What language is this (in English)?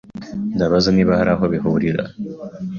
Kinyarwanda